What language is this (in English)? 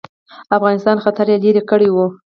Pashto